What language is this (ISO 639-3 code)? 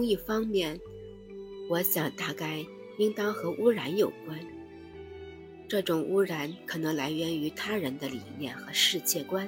zho